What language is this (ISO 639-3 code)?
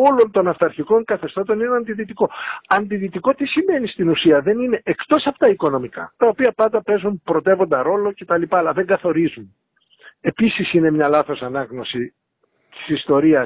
ell